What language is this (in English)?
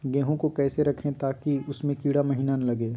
Magahi